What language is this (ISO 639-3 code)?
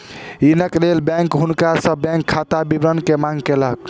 mai